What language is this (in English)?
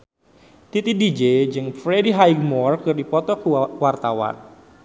Sundanese